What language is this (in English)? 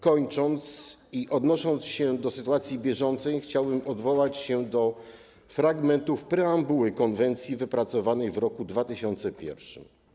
Polish